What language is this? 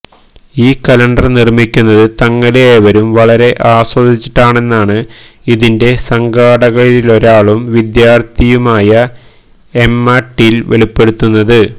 Malayalam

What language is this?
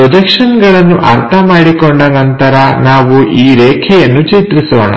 Kannada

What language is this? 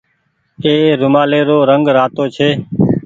Goaria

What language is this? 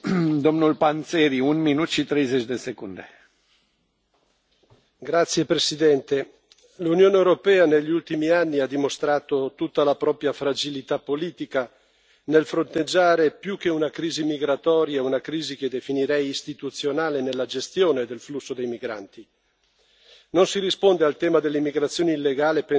Italian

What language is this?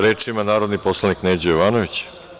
Serbian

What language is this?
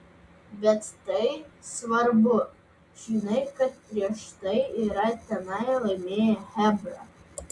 Lithuanian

